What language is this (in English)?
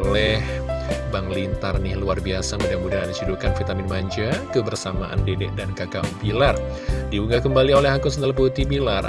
Indonesian